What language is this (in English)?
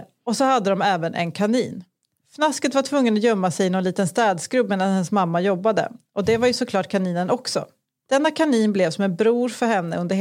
Swedish